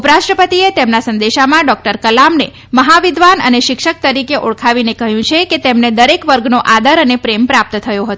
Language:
Gujarati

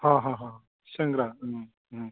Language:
Bodo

